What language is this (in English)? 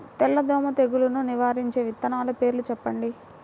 Telugu